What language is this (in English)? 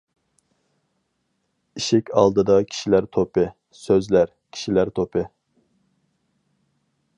Uyghur